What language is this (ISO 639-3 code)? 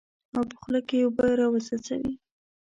pus